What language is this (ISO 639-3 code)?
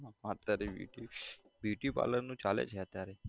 guj